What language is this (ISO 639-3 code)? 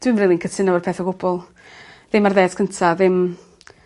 cym